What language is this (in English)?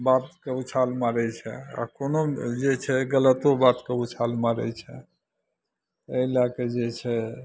Maithili